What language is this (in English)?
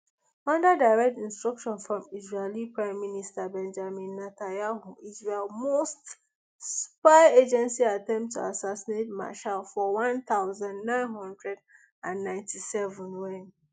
Nigerian Pidgin